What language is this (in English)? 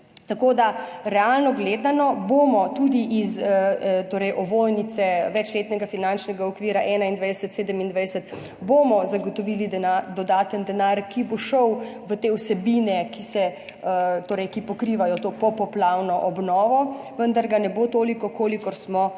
Slovenian